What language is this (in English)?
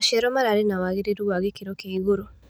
Kikuyu